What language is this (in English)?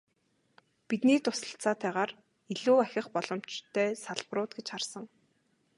Mongolian